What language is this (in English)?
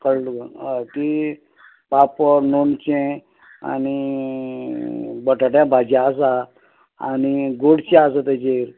Konkani